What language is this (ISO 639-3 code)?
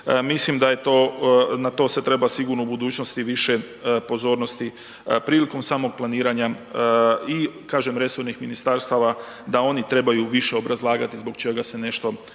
hrv